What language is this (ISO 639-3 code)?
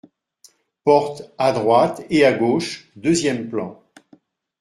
fra